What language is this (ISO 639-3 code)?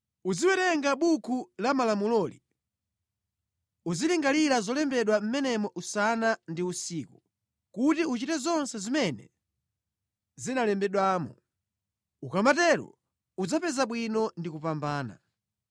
nya